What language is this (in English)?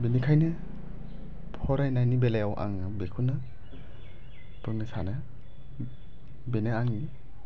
Bodo